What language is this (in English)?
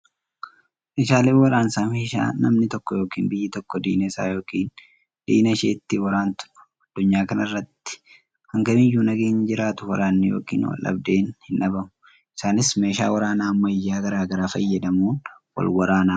Oromo